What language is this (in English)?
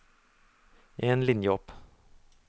Norwegian